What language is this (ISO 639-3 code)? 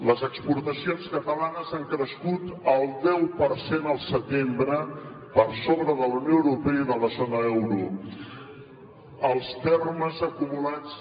cat